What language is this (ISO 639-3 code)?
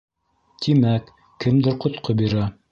bak